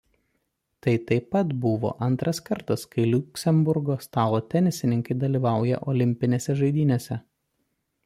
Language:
Lithuanian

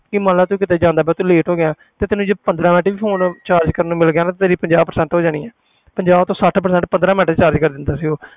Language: Punjabi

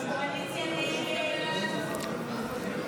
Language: Hebrew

